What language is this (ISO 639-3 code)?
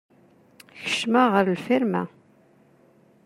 kab